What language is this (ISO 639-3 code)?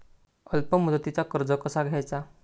mar